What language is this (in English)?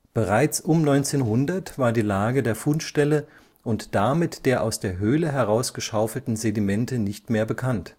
German